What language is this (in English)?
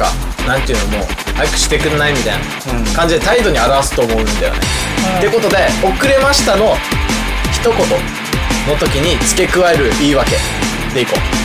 Japanese